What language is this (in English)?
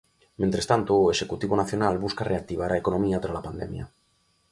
Galician